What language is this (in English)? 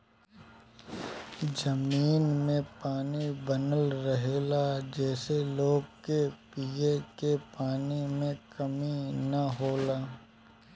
Bhojpuri